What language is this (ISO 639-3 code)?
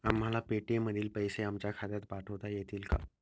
mar